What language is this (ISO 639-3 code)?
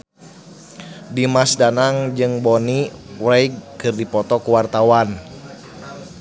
sun